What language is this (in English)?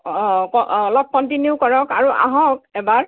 Assamese